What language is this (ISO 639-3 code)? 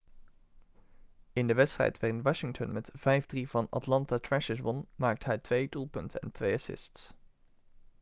nld